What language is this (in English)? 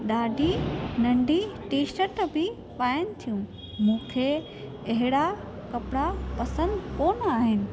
Sindhi